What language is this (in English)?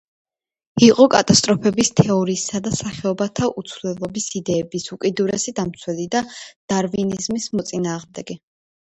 Georgian